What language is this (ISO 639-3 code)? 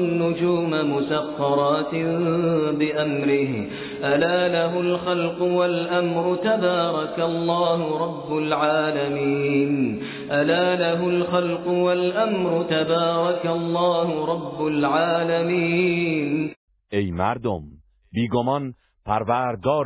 fas